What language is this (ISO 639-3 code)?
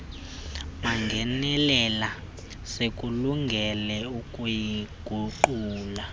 xho